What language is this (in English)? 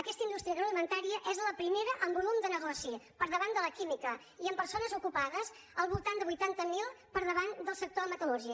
Catalan